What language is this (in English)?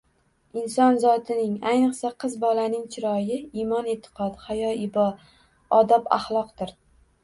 Uzbek